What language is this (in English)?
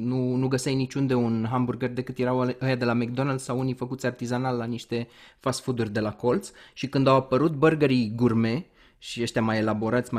Romanian